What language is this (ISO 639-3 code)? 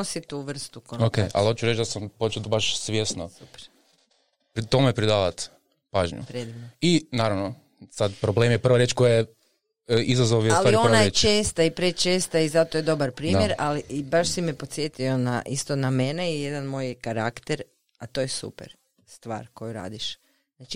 hrv